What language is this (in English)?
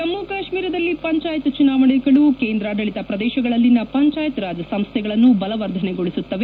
Kannada